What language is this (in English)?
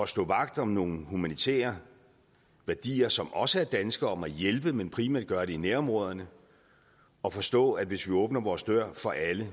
Danish